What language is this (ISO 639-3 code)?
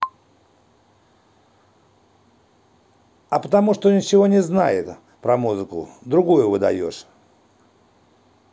rus